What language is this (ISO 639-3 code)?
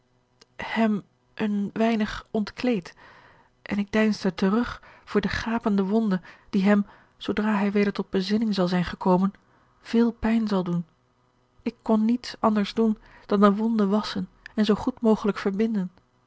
nld